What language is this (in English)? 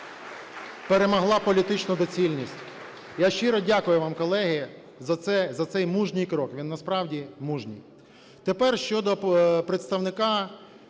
Ukrainian